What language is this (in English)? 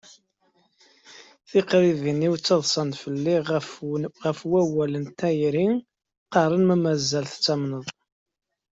Kabyle